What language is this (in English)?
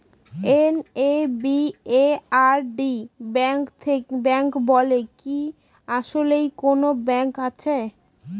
Bangla